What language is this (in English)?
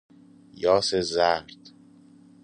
Persian